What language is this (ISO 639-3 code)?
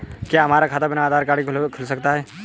hin